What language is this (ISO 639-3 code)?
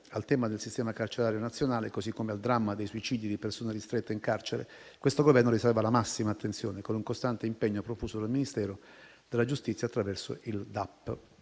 ita